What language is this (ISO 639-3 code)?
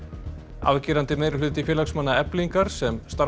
isl